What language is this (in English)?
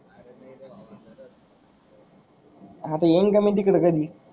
Marathi